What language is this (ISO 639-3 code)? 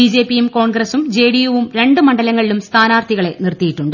mal